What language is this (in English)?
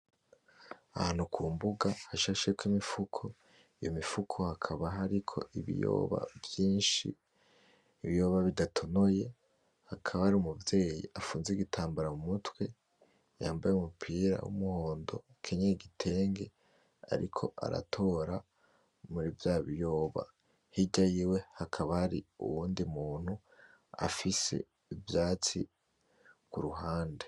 Rundi